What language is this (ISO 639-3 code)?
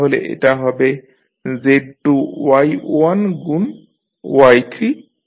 ben